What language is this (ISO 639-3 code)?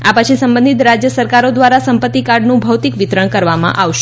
guj